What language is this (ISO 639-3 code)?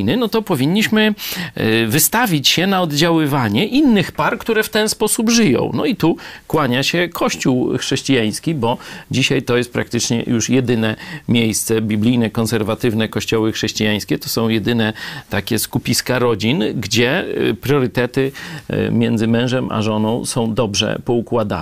pol